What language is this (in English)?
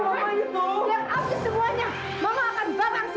Indonesian